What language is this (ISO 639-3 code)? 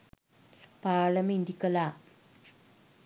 sin